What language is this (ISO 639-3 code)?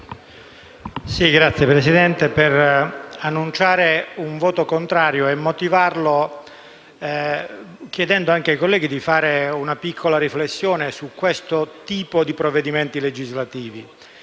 ita